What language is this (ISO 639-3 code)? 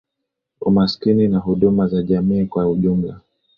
swa